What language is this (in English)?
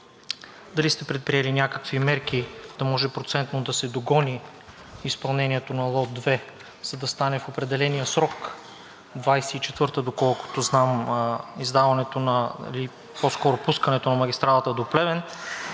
Bulgarian